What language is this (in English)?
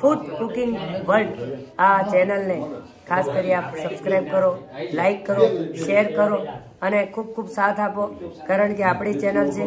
Gujarati